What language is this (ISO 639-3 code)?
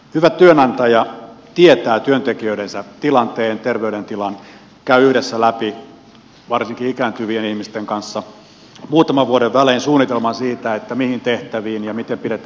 fin